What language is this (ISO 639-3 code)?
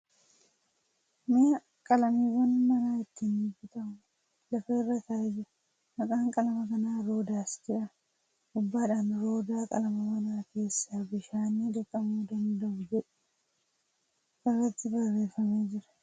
orm